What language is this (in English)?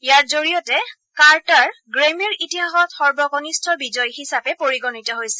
Assamese